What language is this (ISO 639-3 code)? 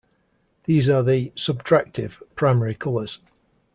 eng